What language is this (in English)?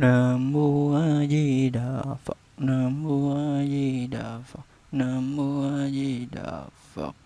Vietnamese